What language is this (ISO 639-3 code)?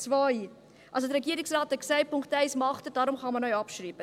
gsw